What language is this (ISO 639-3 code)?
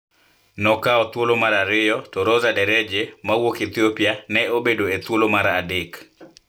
luo